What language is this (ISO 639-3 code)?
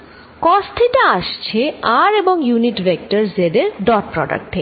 ben